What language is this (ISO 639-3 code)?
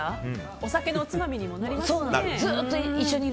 jpn